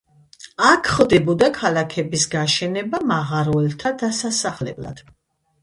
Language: Georgian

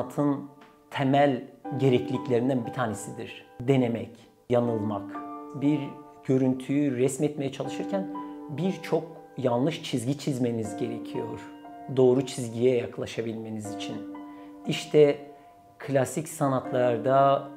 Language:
Turkish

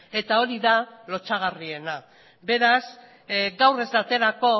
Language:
Basque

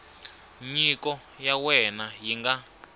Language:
Tsonga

